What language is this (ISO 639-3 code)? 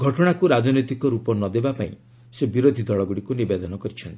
ori